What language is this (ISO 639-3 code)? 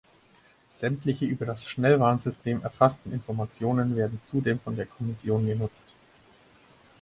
deu